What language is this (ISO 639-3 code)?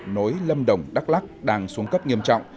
vie